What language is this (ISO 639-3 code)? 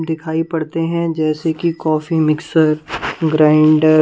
hin